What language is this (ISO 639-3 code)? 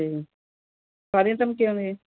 pan